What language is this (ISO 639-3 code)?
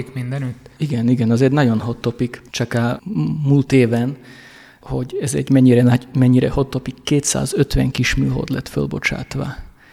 hun